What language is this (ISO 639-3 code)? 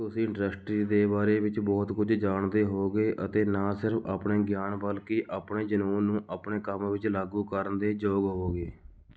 pan